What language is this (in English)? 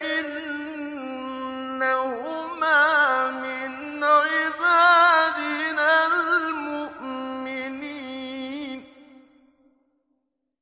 Arabic